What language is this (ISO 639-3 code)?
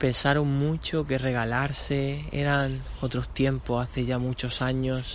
spa